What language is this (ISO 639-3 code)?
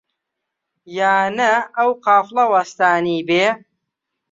ckb